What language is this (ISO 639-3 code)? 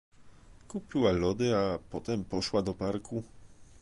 pol